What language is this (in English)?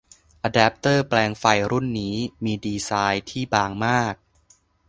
Thai